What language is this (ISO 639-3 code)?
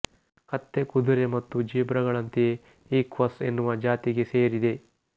kan